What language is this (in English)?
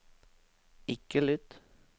Norwegian